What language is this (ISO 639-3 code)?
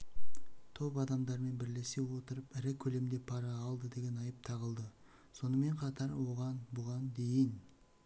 kaz